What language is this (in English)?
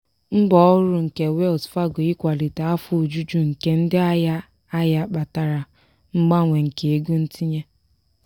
Igbo